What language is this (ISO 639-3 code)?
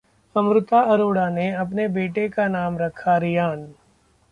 hin